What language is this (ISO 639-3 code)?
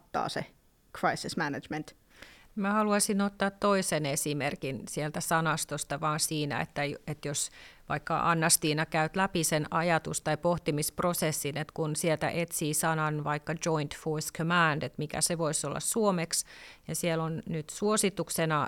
fin